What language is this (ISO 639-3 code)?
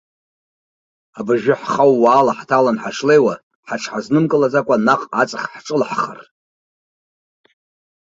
abk